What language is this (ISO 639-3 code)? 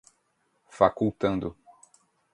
por